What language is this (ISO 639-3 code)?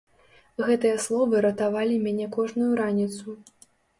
bel